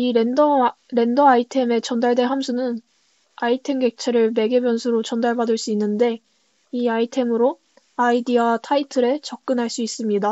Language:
Korean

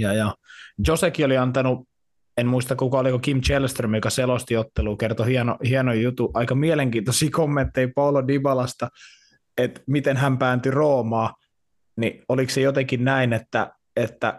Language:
Finnish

